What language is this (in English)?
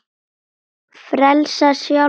Icelandic